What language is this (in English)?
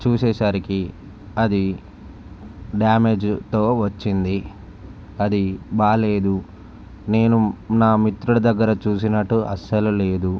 Telugu